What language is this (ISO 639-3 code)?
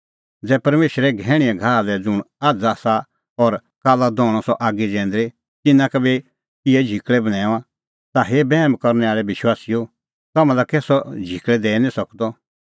kfx